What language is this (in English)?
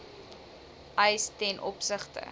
Afrikaans